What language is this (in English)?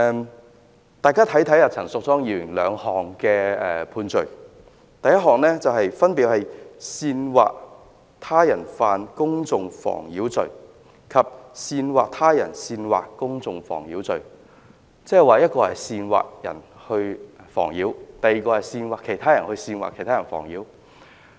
Cantonese